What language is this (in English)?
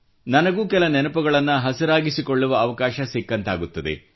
Kannada